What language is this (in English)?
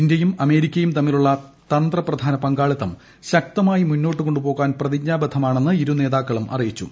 Malayalam